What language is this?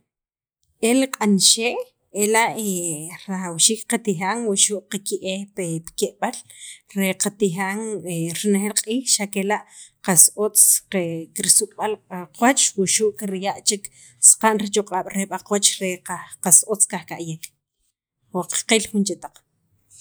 Sacapulteco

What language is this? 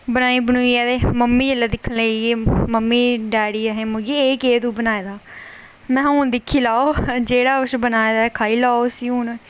Dogri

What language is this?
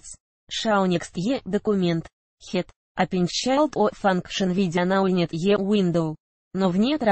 Russian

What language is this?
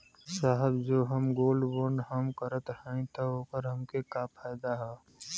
Bhojpuri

